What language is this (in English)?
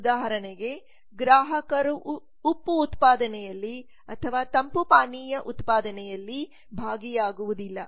Kannada